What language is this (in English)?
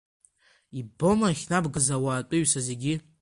Abkhazian